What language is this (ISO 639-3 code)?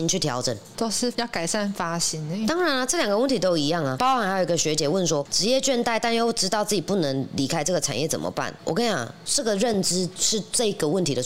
zho